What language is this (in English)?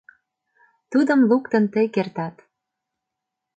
Mari